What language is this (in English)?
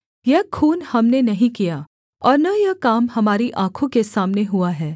Hindi